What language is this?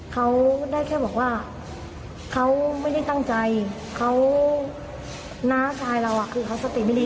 Thai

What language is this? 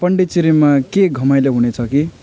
Nepali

